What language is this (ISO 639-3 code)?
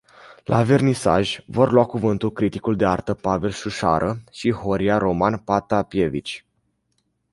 ron